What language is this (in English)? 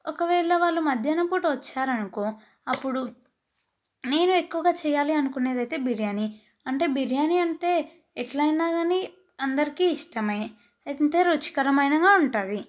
Telugu